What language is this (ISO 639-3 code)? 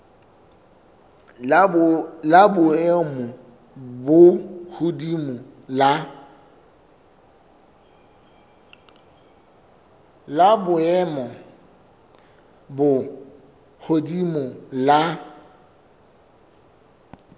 sot